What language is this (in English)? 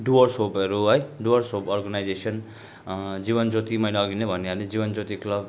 Nepali